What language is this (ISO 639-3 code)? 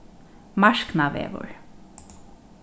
fao